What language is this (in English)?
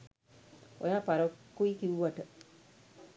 Sinhala